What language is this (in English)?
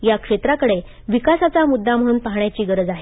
Marathi